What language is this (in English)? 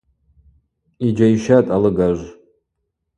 Abaza